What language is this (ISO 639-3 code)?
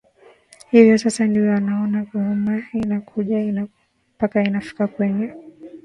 swa